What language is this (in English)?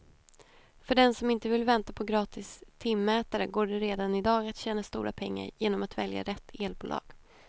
Swedish